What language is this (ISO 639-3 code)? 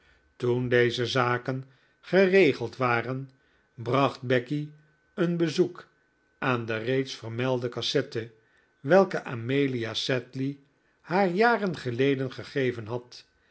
nld